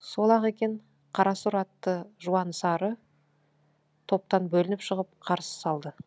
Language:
Kazakh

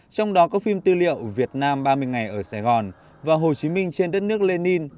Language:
Vietnamese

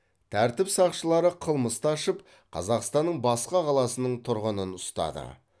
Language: Kazakh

